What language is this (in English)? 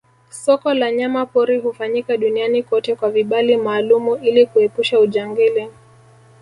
Swahili